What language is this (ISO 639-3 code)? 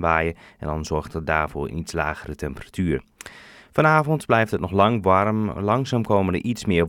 nld